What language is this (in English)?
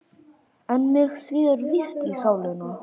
Icelandic